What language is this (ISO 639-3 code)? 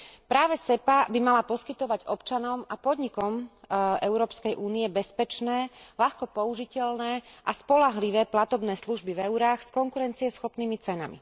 slk